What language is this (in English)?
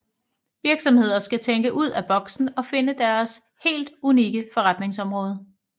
Danish